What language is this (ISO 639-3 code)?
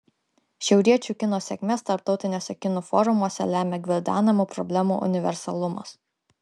lit